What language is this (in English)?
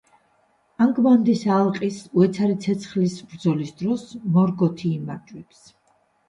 Georgian